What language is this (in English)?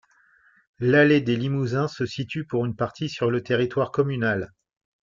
French